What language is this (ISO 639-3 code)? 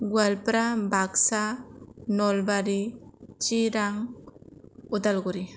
brx